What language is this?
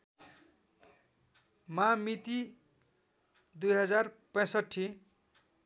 Nepali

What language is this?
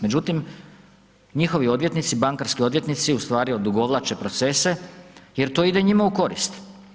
Croatian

